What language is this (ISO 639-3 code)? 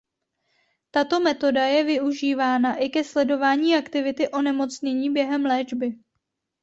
ces